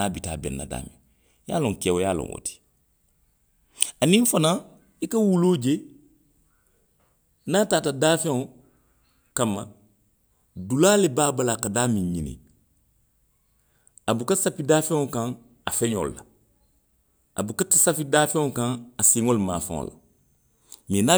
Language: Western Maninkakan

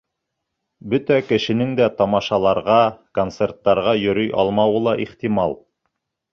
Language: Bashkir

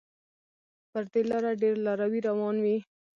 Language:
Pashto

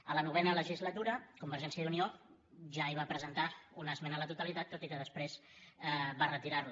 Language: Catalan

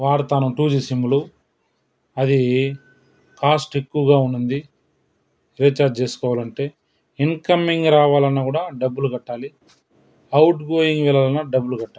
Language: Telugu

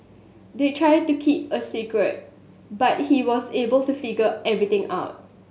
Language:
English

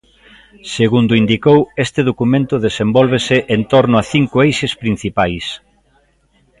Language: Galician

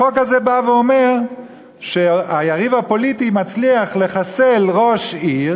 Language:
Hebrew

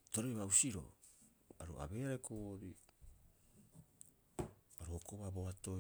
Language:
Rapoisi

